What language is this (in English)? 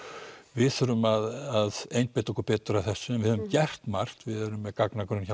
Icelandic